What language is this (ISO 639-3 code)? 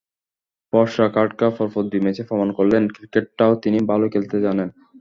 ben